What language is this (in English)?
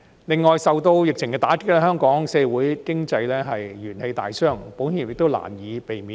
Cantonese